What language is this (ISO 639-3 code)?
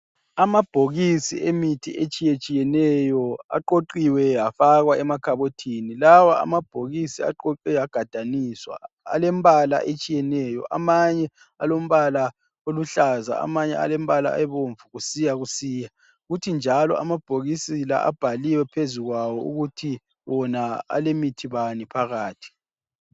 nde